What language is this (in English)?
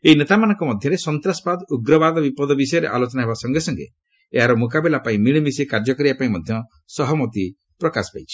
Odia